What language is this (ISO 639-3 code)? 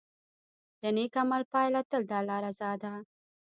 pus